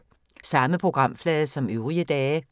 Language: Danish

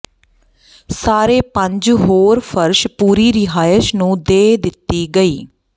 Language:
Punjabi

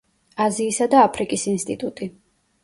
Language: Georgian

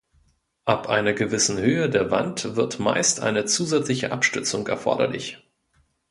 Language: German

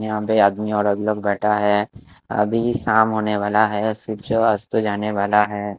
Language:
Hindi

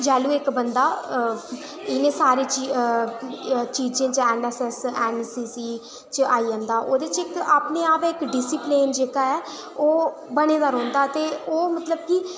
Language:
Dogri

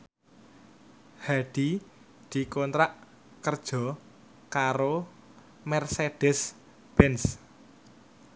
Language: Javanese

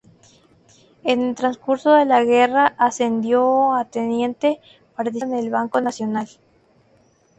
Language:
Spanish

